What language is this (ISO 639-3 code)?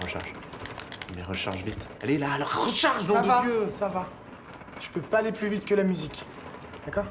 fra